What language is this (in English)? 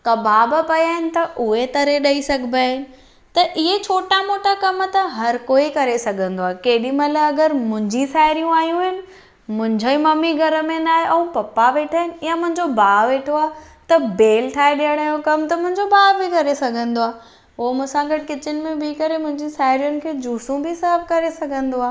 Sindhi